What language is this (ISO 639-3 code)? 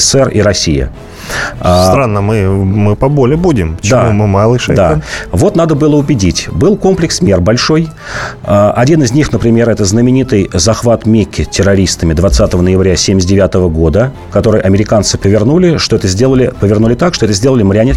rus